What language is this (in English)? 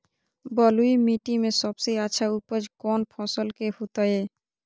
Magahi